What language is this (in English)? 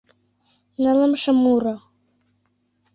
Mari